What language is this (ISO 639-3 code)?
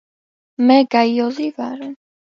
kat